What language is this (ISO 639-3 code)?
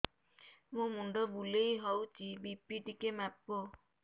ori